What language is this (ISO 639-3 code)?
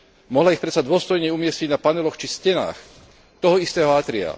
slk